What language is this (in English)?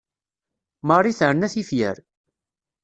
Kabyle